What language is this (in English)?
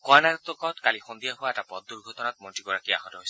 Assamese